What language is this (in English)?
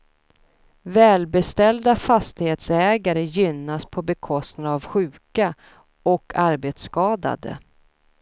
Swedish